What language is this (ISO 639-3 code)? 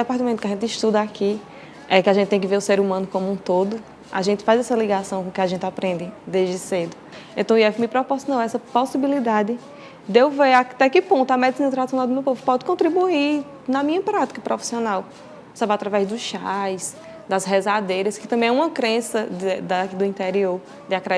por